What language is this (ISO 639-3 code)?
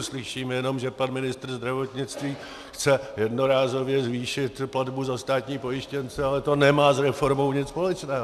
ces